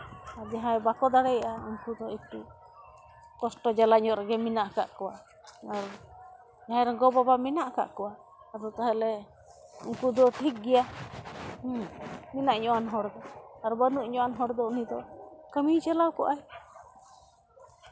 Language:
Santali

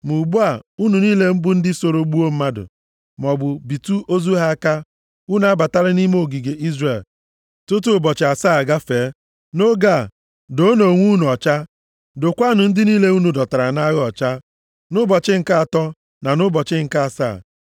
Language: Igbo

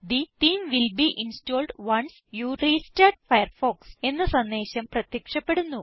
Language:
Malayalam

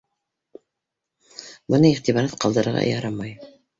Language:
Bashkir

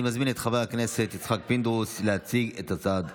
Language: Hebrew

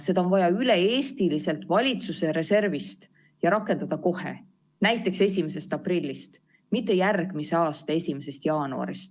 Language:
Estonian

